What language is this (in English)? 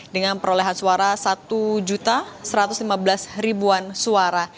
Indonesian